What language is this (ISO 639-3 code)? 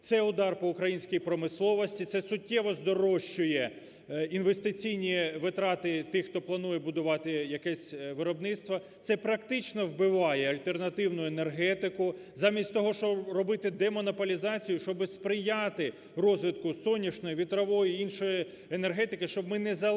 ukr